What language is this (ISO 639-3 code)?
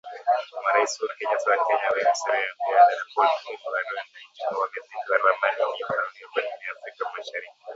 swa